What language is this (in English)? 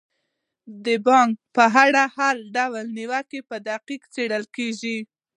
Pashto